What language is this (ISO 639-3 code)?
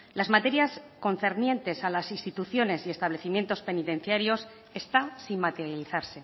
spa